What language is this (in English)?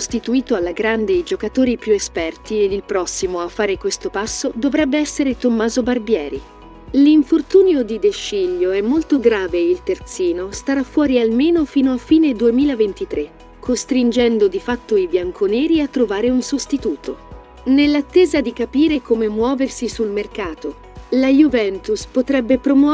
Italian